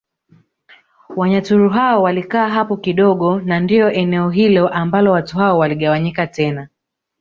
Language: Swahili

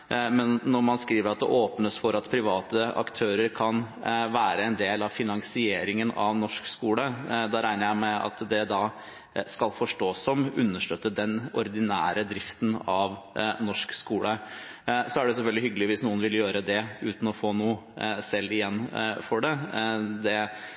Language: Norwegian Bokmål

